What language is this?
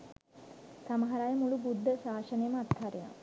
Sinhala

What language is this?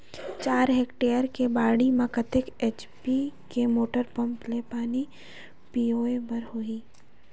Chhattisgarhi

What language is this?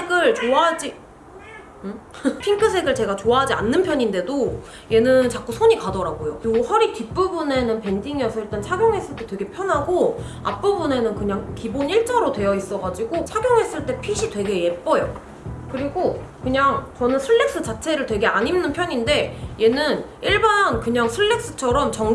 Korean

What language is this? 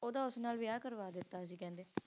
Punjabi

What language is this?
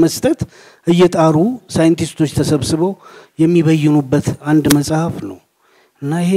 Amharic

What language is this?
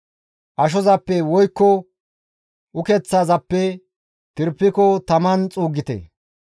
Gamo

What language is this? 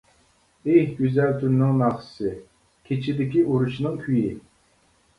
Uyghur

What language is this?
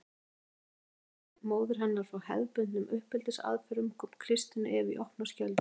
Icelandic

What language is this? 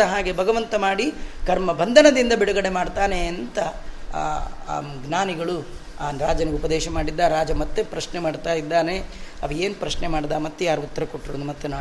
Kannada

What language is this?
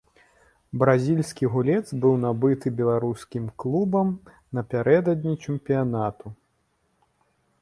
Belarusian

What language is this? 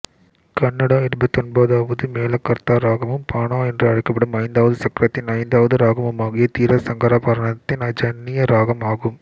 Tamil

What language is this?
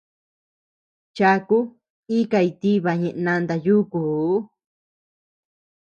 Tepeuxila Cuicatec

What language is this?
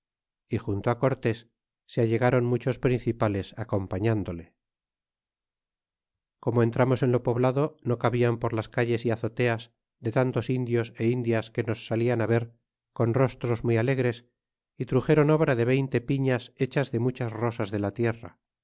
Spanish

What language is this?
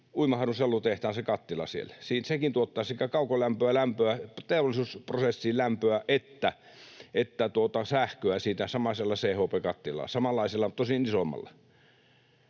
Finnish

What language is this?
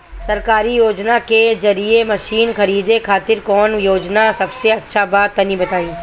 Bhojpuri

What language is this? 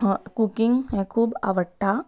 Konkani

